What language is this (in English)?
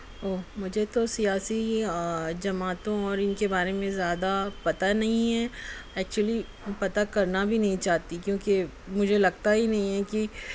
Urdu